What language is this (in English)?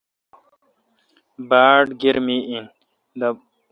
Kalkoti